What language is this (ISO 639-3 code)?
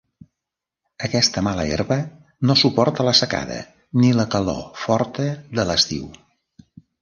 cat